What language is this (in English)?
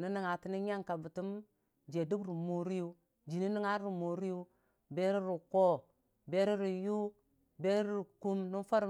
Dijim-Bwilim